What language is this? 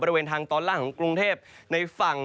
Thai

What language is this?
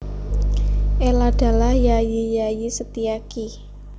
Javanese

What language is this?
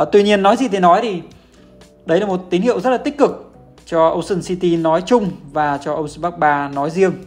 Vietnamese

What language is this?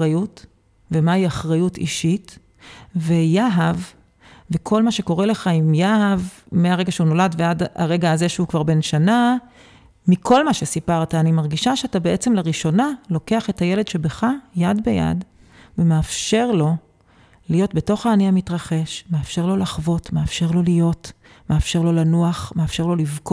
Hebrew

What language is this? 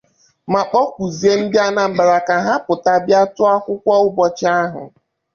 Igbo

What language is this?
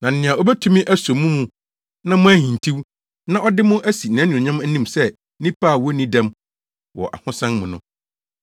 Akan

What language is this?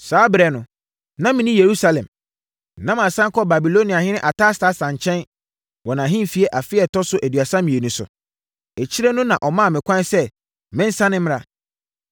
Akan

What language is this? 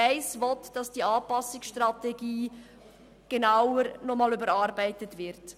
Swiss German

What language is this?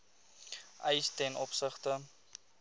Afrikaans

